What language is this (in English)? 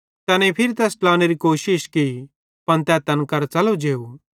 Bhadrawahi